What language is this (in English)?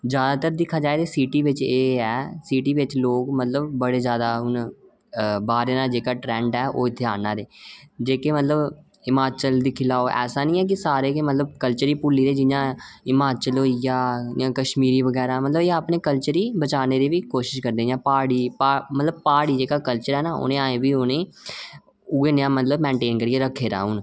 Dogri